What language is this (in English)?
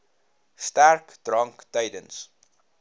Afrikaans